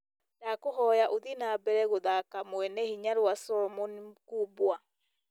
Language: Kikuyu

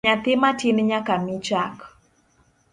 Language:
Luo (Kenya and Tanzania)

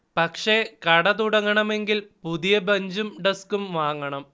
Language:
Malayalam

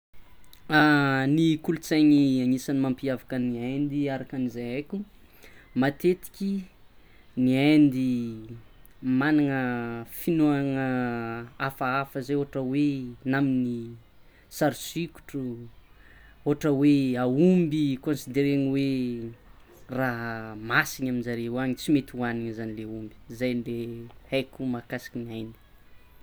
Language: Tsimihety Malagasy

